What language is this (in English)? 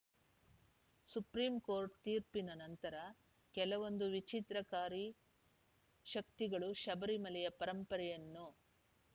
Kannada